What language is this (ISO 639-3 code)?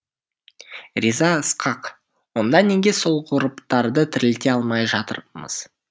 kaz